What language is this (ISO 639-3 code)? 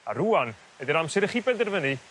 cym